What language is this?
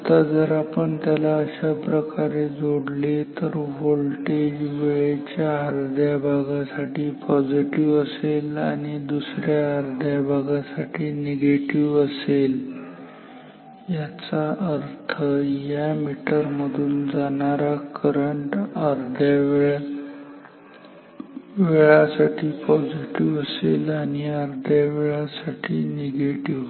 Marathi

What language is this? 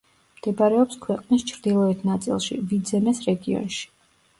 Georgian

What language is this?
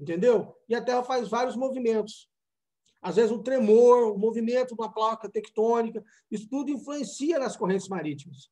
Portuguese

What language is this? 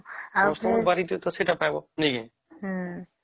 Odia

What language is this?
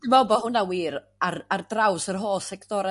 Welsh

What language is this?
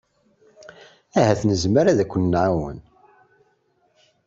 Kabyle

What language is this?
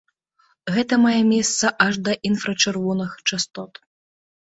Belarusian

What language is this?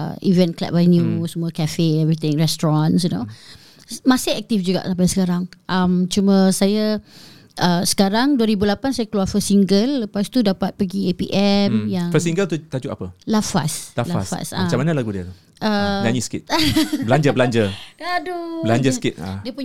Malay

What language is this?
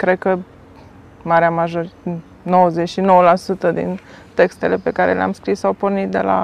Romanian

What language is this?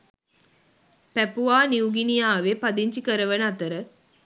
Sinhala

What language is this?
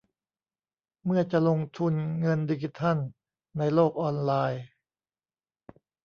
Thai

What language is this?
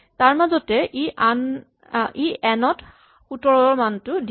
Assamese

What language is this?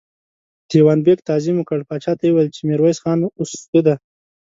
Pashto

